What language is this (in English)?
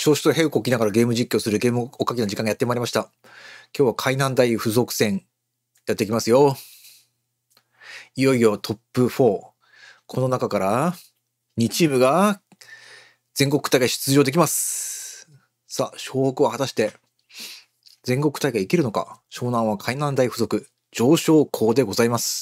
Japanese